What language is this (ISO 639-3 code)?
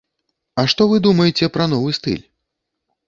bel